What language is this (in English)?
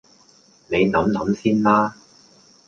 Cantonese